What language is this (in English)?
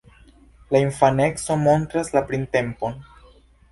Esperanto